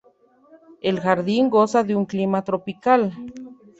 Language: Spanish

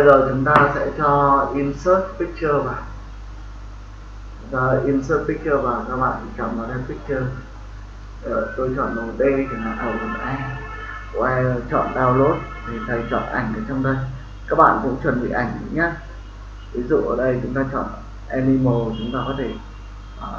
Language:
Vietnamese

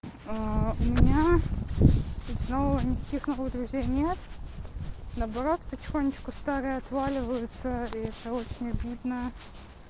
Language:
Russian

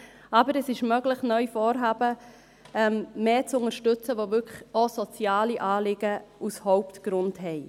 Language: Swiss German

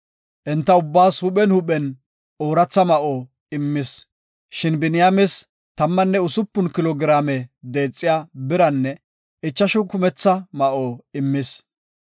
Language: Gofa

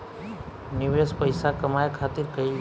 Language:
Bhojpuri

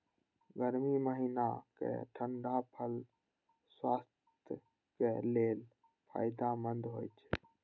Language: Maithili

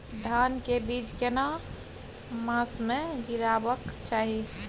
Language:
Maithili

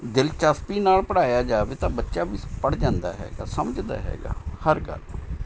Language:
Punjabi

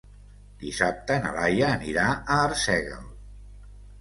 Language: Catalan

